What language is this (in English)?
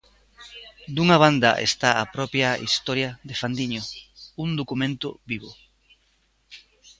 Galician